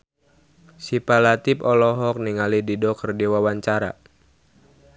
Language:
Sundanese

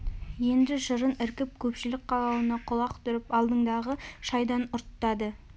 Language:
Kazakh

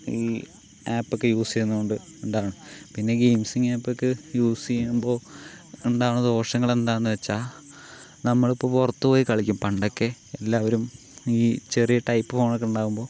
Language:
Malayalam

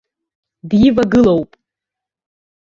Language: Abkhazian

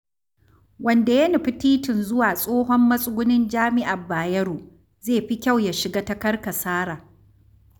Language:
Hausa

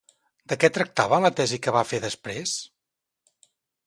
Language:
Catalan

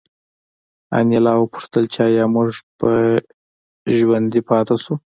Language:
Pashto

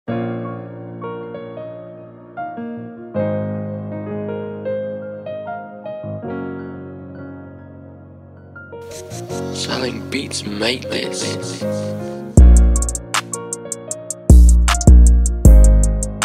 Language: English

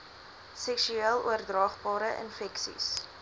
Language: Afrikaans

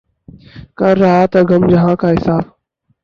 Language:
Urdu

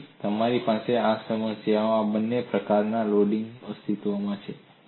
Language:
Gujarati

